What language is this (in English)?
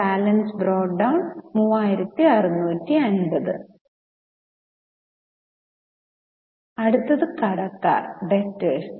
Malayalam